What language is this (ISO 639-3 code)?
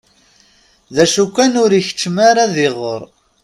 kab